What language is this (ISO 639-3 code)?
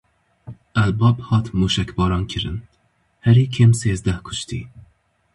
kur